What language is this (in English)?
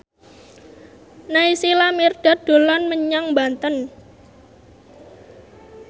Javanese